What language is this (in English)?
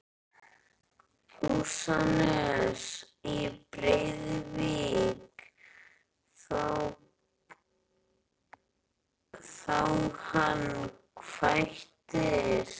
Icelandic